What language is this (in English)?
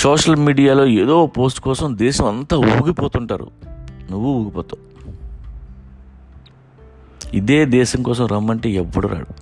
Telugu